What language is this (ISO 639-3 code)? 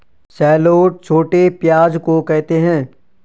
hin